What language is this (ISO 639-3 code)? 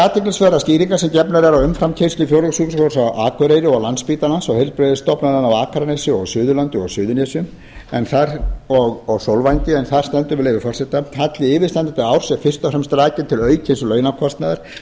isl